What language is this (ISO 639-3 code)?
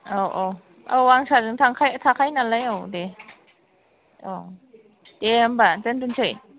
brx